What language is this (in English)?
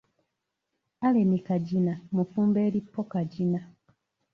Ganda